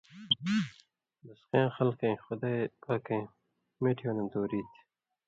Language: Indus Kohistani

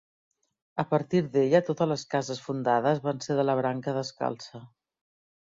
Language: Catalan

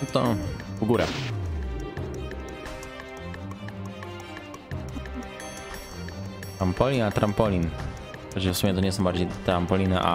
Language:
Polish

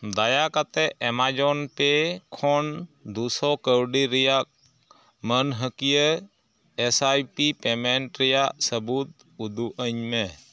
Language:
Santali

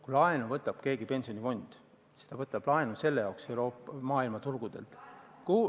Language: Estonian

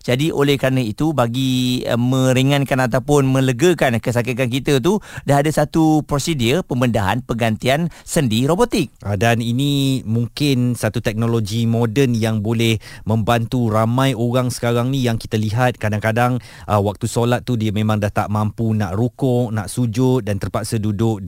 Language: Malay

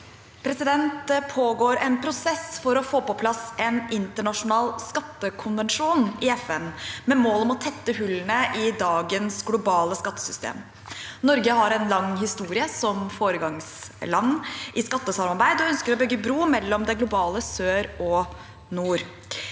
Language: Norwegian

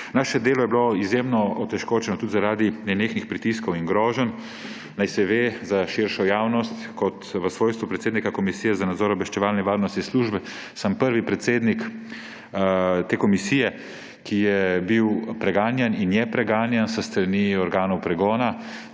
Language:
Slovenian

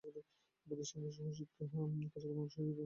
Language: Bangla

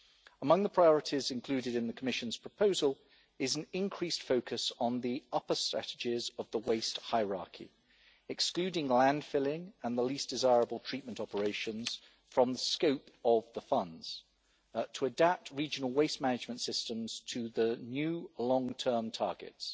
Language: English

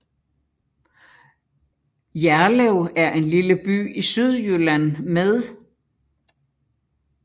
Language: Danish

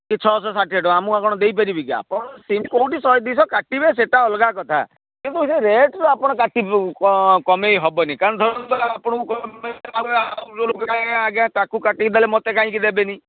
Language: Odia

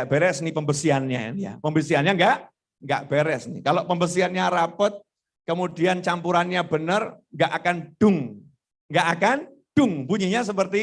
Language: Indonesian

